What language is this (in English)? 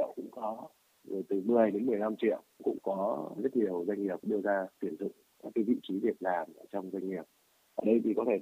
Vietnamese